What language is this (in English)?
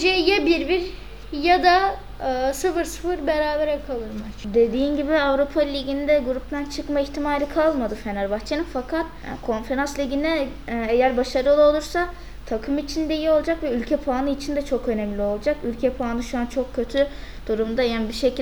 Turkish